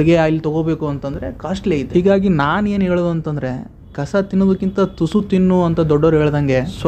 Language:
Kannada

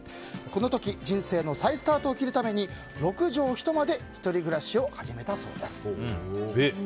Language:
Japanese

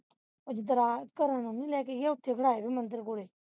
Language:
Punjabi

